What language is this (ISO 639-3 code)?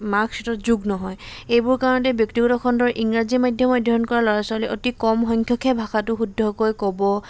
asm